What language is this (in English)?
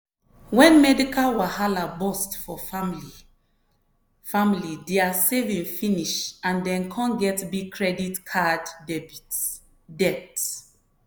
Nigerian Pidgin